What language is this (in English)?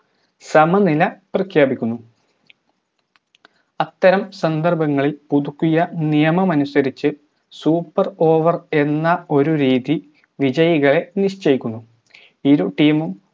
Malayalam